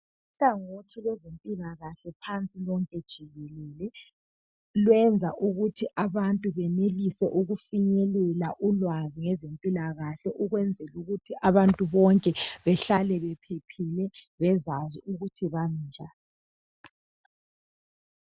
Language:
North Ndebele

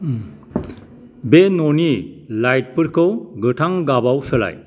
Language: Bodo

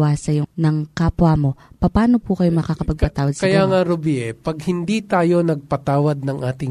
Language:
Filipino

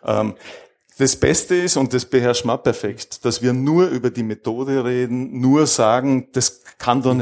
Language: German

